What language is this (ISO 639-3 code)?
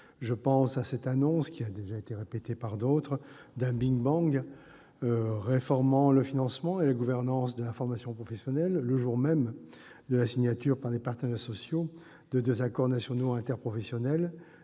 fra